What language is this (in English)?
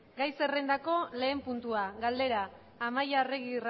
Basque